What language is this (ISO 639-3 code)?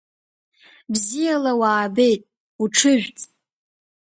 abk